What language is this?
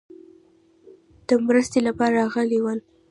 Pashto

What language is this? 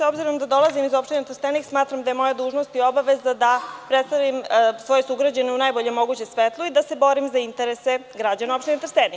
Serbian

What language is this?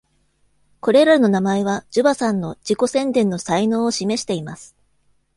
Japanese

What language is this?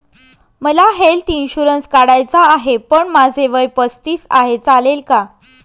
Marathi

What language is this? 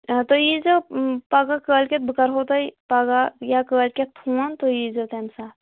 Kashmiri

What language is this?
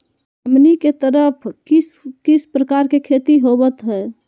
Magahi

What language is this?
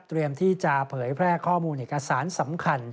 Thai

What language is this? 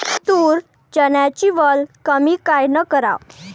Marathi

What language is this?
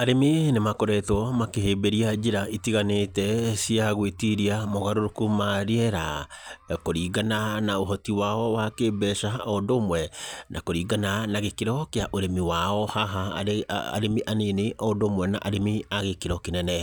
Kikuyu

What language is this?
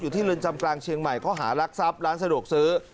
Thai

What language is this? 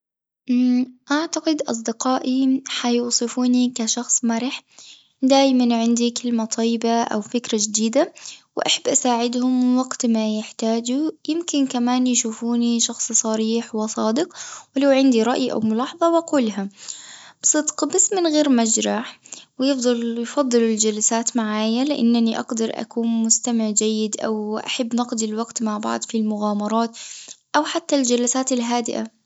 Tunisian Arabic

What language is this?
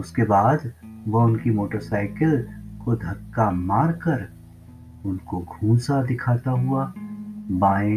Hindi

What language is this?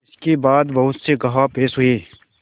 Hindi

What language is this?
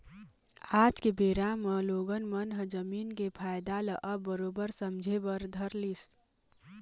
Chhattisgarhi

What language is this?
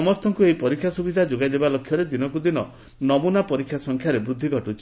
Odia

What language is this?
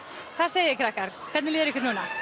Icelandic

